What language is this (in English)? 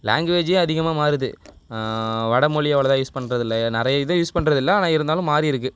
Tamil